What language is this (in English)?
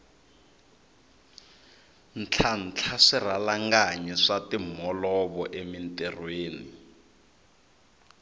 Tsonga